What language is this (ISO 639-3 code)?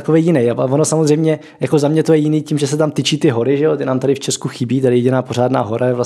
ces